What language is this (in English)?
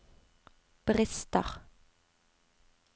Norwegian